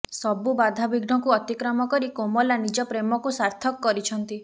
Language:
Odia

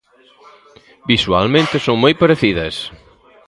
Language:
Galician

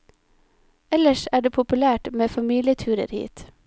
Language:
Norwegian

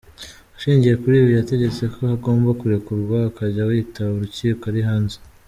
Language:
Kinyarwanda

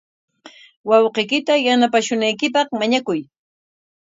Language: Corongo Ancash Quechua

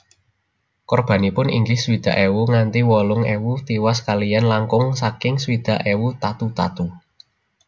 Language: Javanese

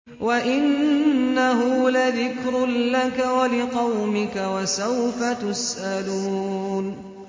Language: Arabic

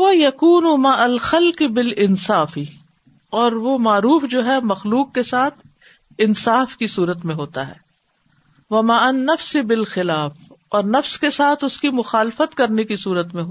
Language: Urdu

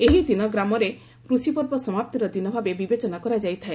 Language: Odia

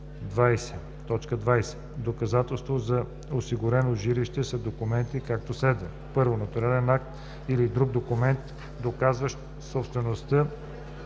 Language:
Bulgarian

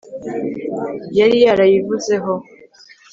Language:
Kinyarwanda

